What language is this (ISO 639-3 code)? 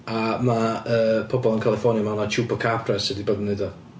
cym